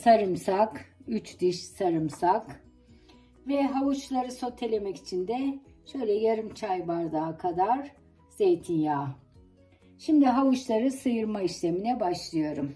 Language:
Turkish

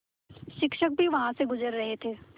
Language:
Hindi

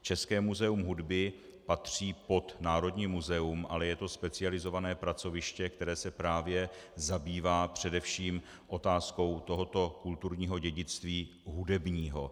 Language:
Czech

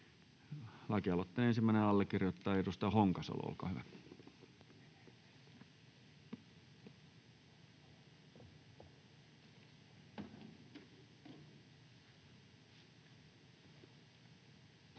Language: Finnish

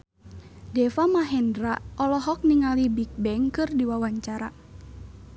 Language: Sundanese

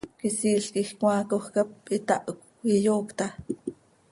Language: Seri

